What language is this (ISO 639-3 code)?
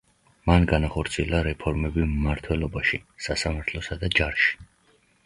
kat